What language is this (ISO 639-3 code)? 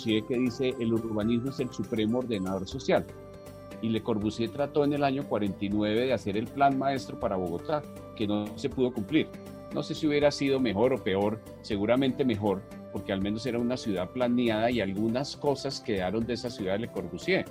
spa